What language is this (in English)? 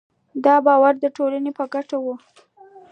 Pashto